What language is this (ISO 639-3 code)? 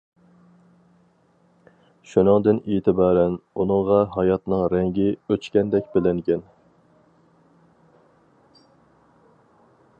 uig